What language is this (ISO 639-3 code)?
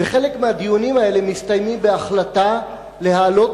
heb